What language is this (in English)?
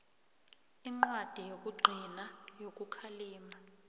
South Ndebele